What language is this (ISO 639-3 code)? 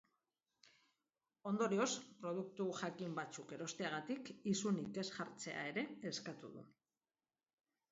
eus